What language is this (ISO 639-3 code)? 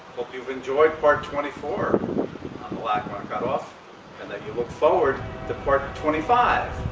eng